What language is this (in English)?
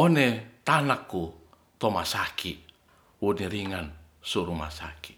Ratahan